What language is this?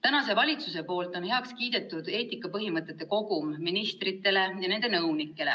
Estonian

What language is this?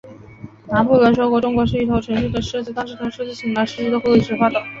Chinese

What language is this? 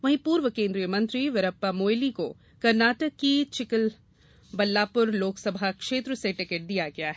Hindi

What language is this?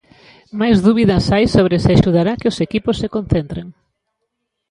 Galician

